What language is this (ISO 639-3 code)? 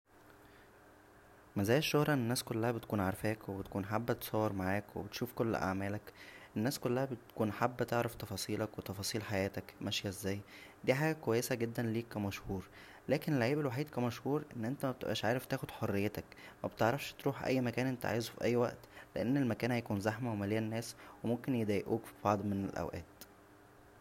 arz